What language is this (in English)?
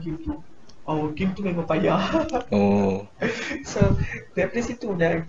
Malay